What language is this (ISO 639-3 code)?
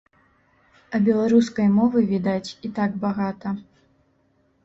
bel